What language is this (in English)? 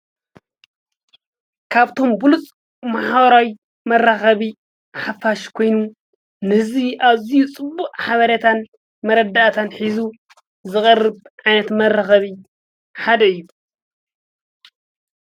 Tigrinya